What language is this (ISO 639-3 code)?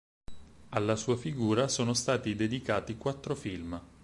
ita